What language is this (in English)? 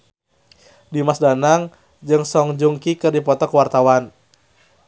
Sundanese